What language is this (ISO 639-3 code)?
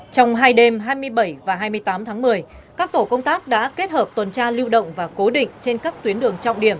vie